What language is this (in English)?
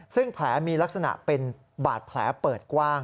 Thai